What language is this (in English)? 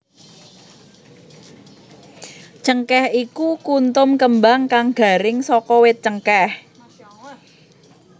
Javanese